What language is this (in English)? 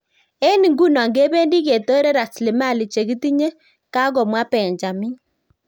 Kalenjin